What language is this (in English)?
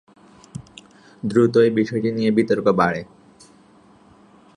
Bangla